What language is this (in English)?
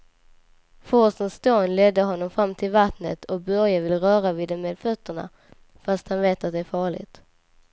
Swedish